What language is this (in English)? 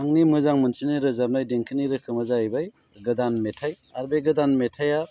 Bodo